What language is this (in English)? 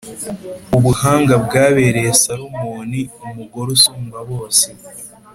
Kinyarwanda